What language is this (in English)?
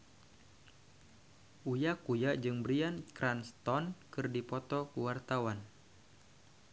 Sundanese